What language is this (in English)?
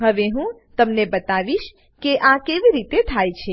Gujarati